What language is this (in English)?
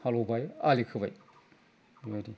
Bodo